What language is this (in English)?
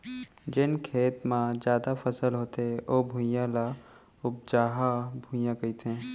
Chhattisgarhi